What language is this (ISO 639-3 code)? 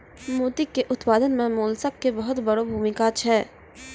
mai